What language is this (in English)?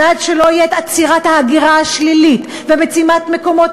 Hebrew